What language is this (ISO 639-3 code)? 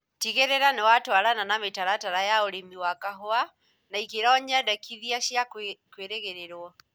kik